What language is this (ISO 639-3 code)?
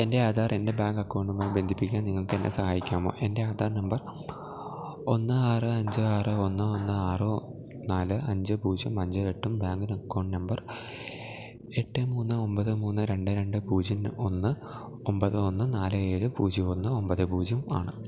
mal